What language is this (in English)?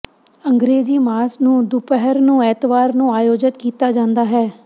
Punjabi